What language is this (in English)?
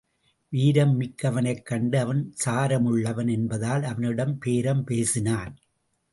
Tamil